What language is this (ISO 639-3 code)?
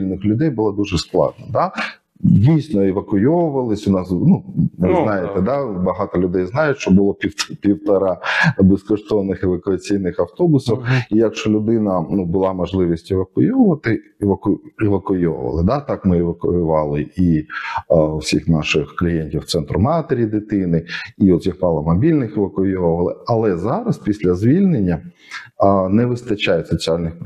ukr